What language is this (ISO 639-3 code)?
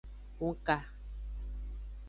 ajg